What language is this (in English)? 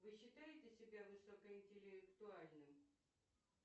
Russian